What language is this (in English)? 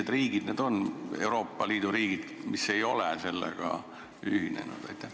Estonian